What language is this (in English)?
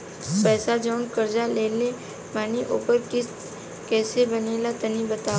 Bhojpuri